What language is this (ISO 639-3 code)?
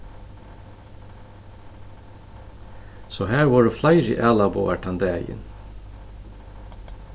fao